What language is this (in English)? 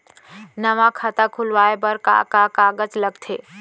Chhattisgarhi